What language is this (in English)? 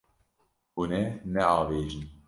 Kurdish